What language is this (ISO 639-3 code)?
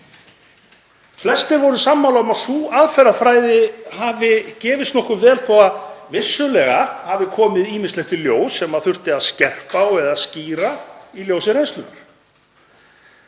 isl